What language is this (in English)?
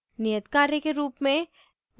Hindi